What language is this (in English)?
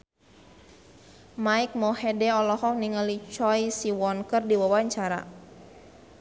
Sundanese